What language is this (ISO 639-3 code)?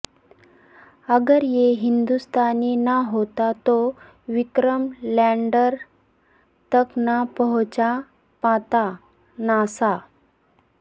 urd